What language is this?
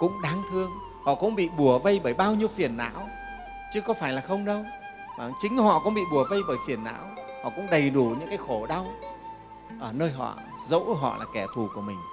Vietnamese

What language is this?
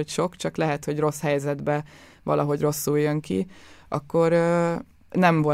Hungarian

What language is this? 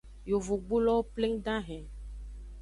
Aja (Benin)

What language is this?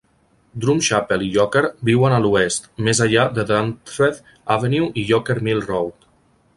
Catalan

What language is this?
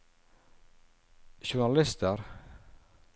Norwegian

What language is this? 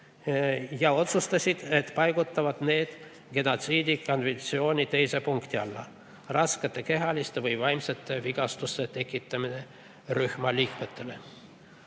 Estonian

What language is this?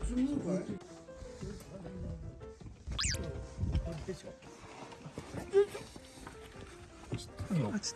Japanese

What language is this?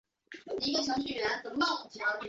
Chinese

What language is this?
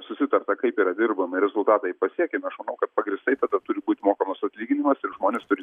Lithuanian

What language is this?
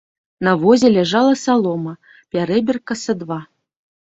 Belarusian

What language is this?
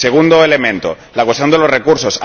Spanish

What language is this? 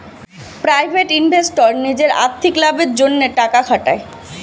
Bangla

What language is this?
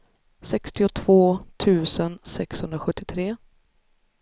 Swedish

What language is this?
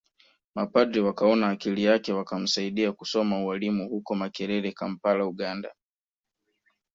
Swahili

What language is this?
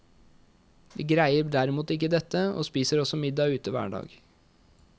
Norwegian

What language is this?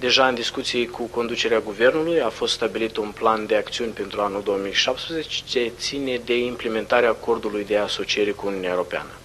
Romanian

